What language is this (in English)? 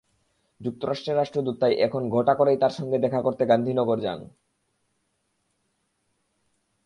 Bangla